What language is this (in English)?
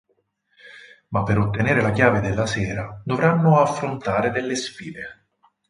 Italian